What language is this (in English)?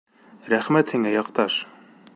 Bashkir